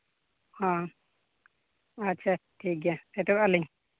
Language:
Santali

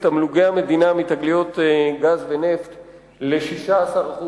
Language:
Hebrew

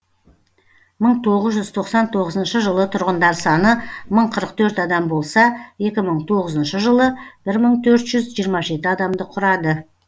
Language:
Kazakh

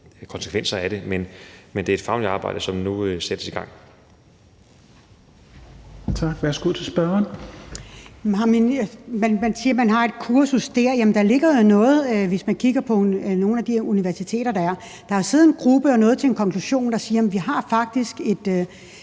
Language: Danish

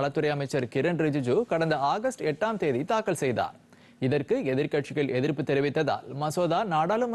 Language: Tamil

